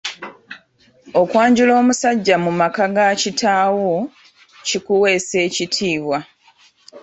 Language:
Ganda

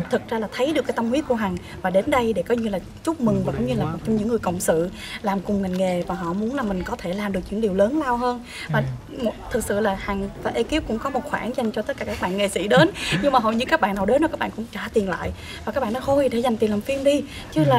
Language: Vietnamese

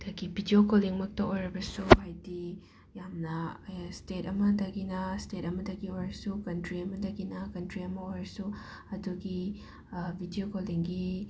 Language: Manipuri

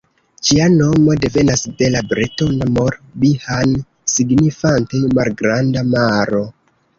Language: Esperanto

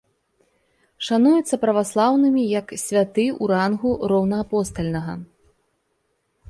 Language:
Belarusian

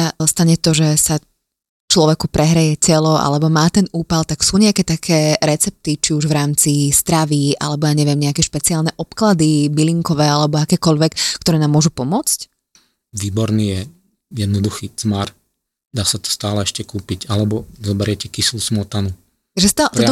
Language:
Slovak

